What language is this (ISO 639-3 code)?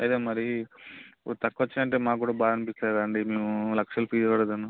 tel